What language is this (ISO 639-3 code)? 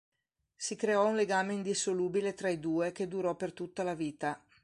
ita